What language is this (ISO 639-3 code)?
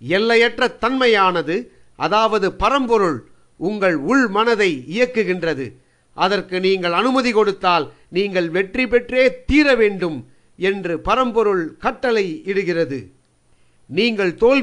tam